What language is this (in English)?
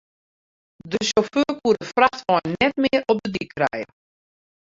Western Frisian